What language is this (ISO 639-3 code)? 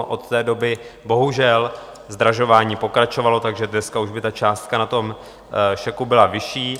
ces